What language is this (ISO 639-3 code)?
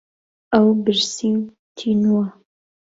ckb